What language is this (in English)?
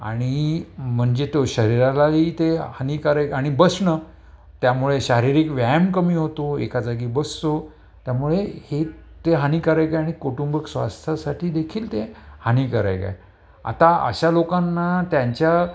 Marathi